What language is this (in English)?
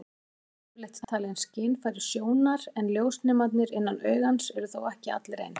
Icelandic